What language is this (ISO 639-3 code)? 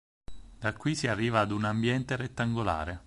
ita